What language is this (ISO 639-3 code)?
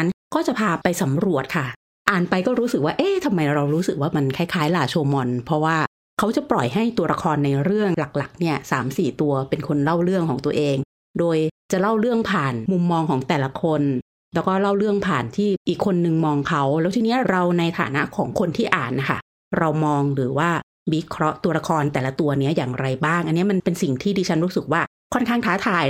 tha